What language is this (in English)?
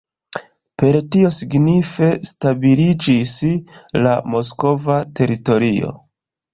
Esperanto